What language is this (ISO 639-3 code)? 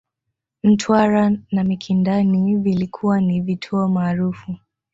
swa